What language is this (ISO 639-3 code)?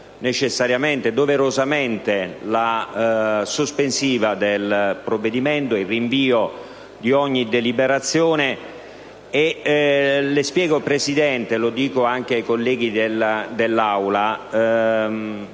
ita